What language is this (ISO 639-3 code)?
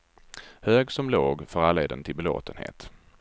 swe